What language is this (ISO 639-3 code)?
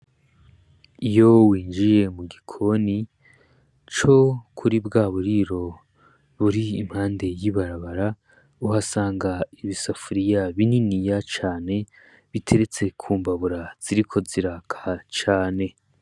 run